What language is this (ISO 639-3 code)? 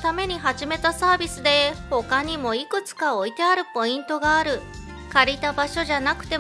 jpn